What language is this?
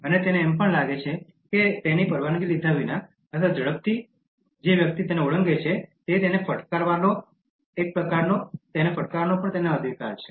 Gujarati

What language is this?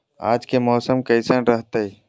Magahi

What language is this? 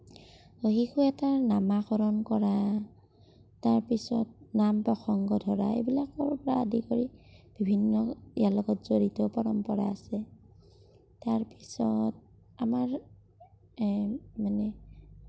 Assamese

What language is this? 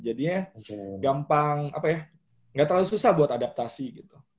Indonesian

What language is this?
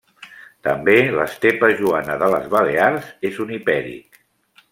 Catalan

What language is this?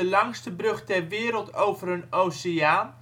Dutch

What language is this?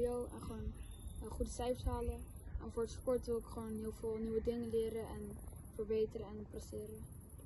Dutch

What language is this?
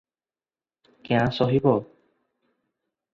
Odia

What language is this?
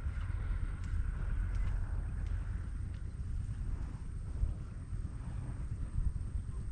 Vietnamese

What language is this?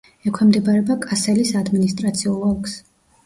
Georgian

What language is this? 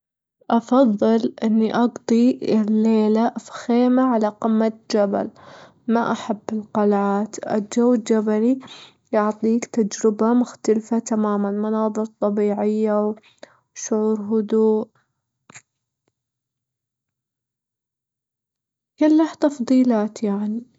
Gulf Arabic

